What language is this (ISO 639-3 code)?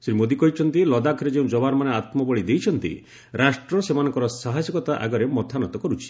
ori